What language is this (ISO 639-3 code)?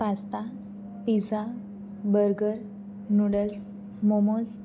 guj